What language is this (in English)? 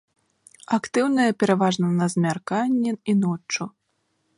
Belarusian